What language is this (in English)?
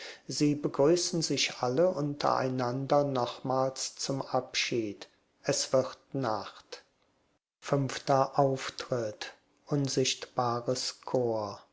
German